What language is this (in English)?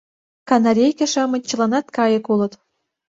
Mari